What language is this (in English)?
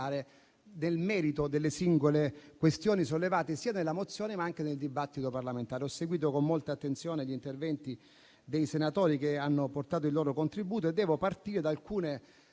Italian